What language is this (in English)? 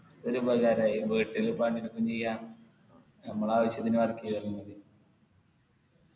Malayalam